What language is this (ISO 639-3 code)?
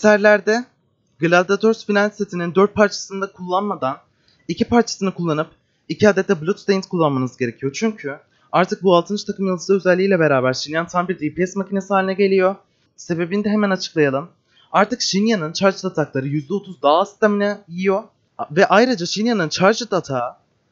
tur